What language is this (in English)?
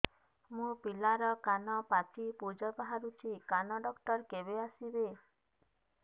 Odia